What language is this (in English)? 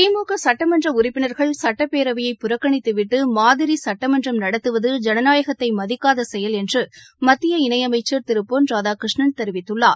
Tamil